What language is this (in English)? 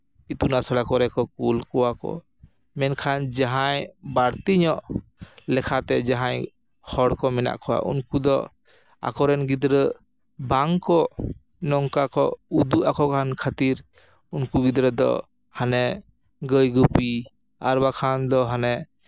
Santali